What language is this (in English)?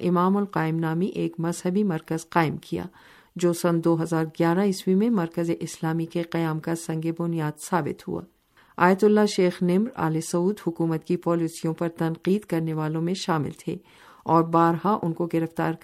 Urdu